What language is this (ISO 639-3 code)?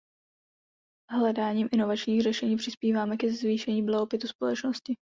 ces